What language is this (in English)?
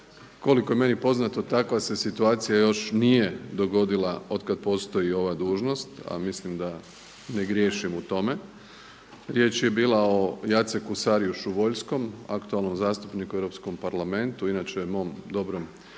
Croatian